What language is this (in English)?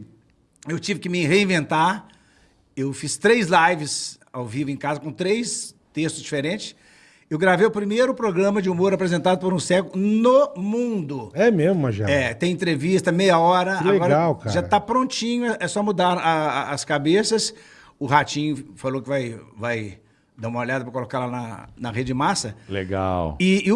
Portuguese